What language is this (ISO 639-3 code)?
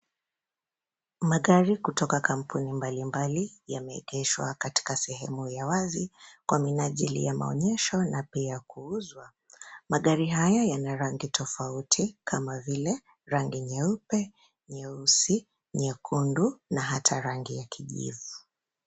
swa